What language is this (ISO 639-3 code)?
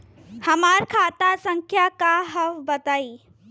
bho